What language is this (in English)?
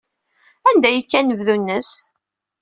Kabyle